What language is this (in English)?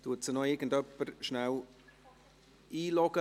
Swiss German